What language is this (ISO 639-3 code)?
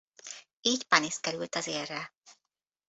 hun